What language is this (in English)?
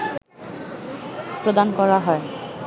Bangla